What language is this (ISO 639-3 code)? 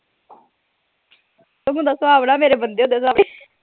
pan